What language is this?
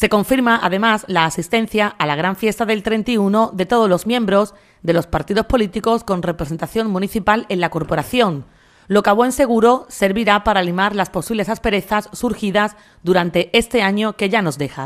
Spanish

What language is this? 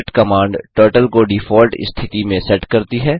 Hindi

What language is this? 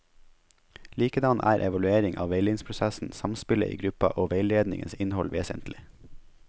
Norwegian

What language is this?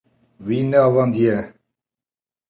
Kurdish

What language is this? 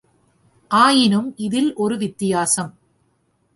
Tamil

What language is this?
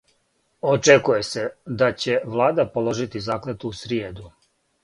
Serbian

